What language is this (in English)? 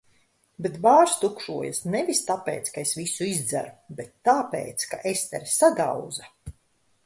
Latvian